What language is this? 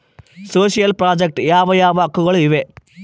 Kannada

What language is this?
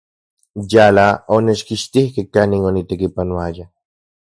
Central Puebla Nahuatl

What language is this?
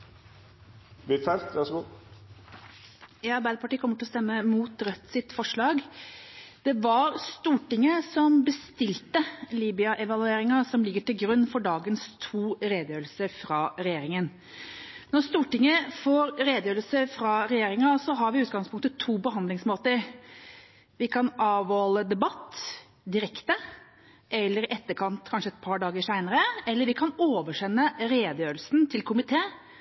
Norwegian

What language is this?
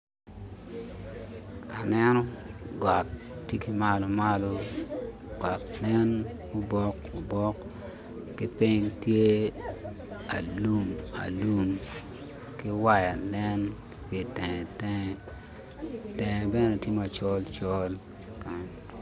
Acoli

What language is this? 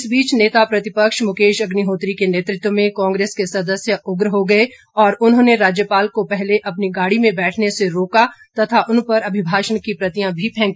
Hindi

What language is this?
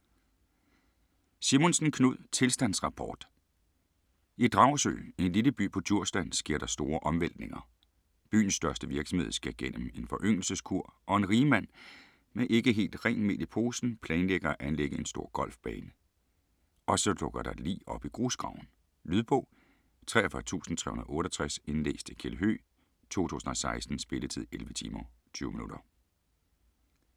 Danish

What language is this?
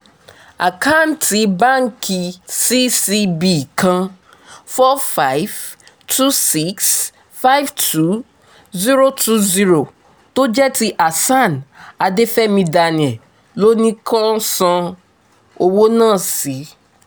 Yoruba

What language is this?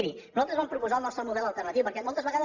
Catalan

